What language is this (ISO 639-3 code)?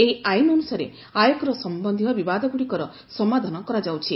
ori